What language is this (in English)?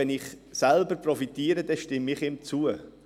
Swiss German